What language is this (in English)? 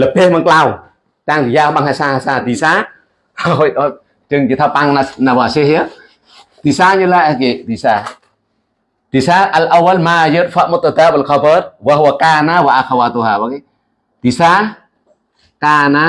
Indonesian